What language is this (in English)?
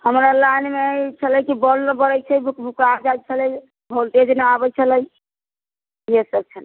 Maithili